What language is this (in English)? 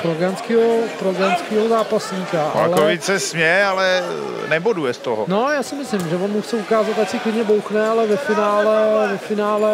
Czech